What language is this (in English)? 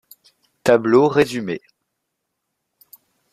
French